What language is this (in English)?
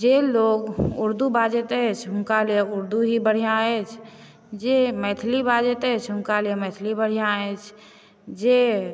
Maithili